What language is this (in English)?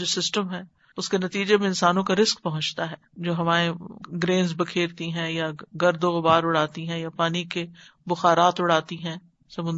Urdu